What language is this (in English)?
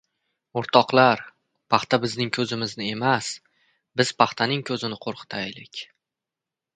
Uzbek